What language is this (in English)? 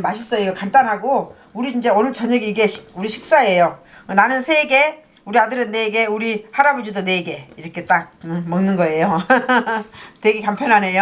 Korean